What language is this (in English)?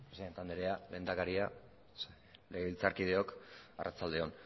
Basque